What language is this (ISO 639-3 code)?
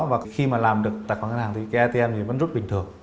vie